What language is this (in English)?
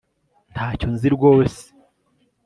Kinyarwanda